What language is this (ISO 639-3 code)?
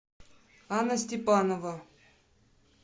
rus